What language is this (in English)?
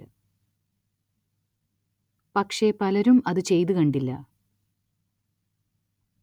Malayalam